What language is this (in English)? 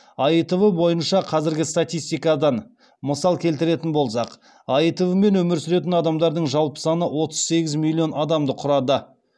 Kazakh